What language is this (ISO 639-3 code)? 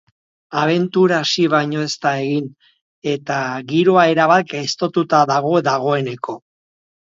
eus